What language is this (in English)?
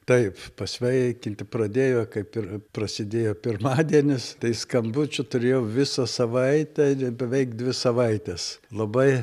Lithuanian